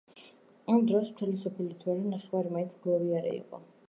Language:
Georgian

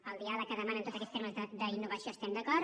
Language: Catalan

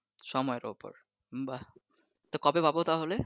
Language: Bangla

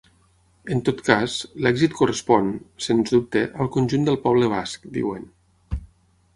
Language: Catalan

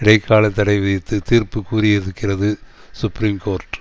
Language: Tamil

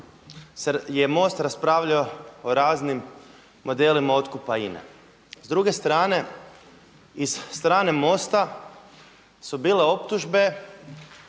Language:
Croatian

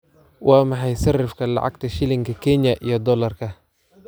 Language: Somali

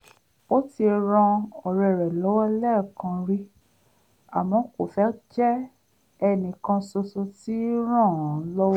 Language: Yoruba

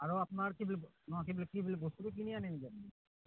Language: Assamese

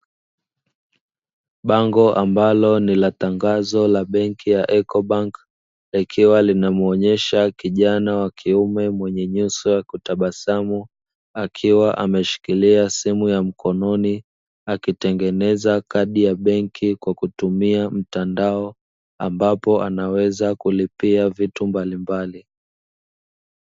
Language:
Swahili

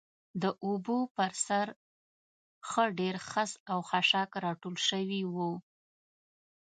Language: Pashto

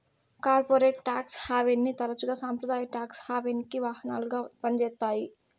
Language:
Telugu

